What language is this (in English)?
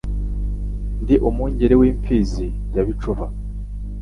Kinyarwanda